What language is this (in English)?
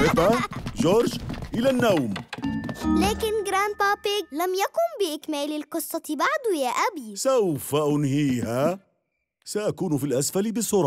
Arabic